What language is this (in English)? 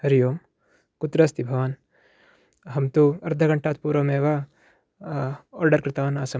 Sanskrit